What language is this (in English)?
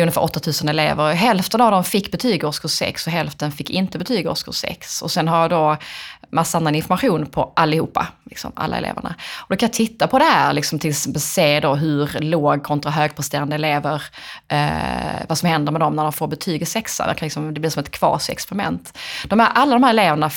Swedish